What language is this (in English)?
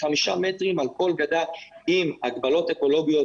Hebrew